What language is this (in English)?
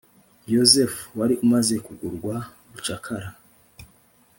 Kinyarwanda